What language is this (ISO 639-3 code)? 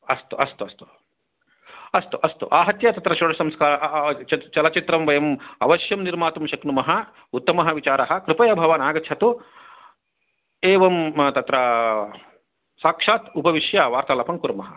san